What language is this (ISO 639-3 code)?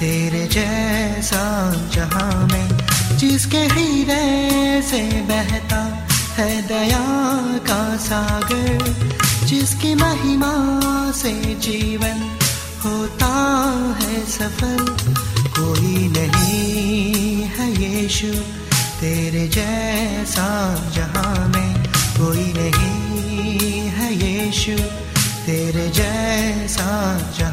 hin